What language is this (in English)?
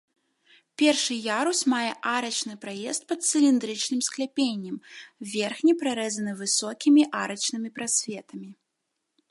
Belarusian